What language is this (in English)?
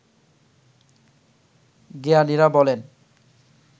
Bangla